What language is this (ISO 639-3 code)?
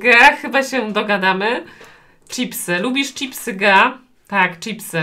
pol